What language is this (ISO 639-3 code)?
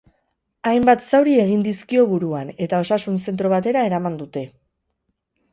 eus